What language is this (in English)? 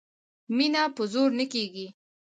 Pashto